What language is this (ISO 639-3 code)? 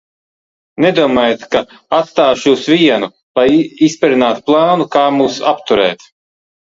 lav